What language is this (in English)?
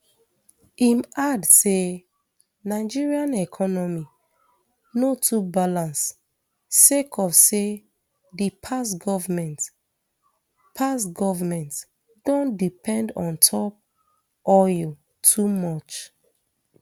Nigerian Pidgin